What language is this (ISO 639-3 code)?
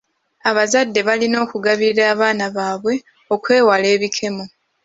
lug